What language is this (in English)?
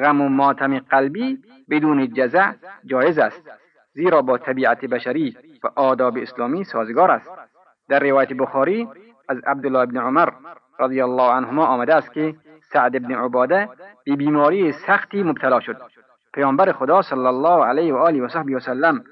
Persian